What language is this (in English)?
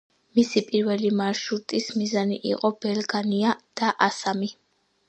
Georgian